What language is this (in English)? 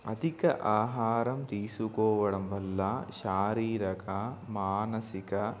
Telugu